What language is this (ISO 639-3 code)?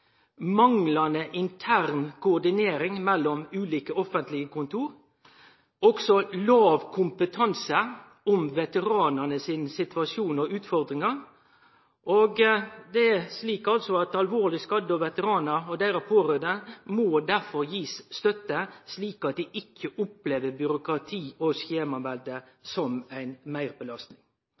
nno